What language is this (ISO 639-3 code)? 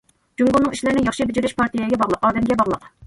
uig